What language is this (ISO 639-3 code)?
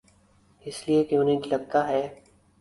urd